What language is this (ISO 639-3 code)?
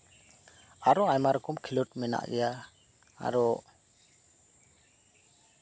sat